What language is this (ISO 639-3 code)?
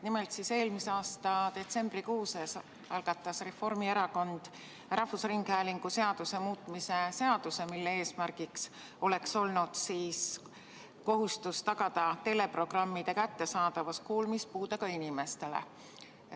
est